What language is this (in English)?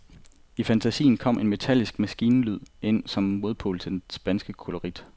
Danish